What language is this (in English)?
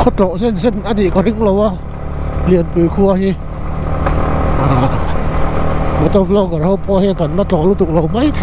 Thai